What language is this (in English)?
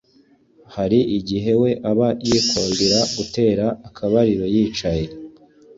Kinyarwanda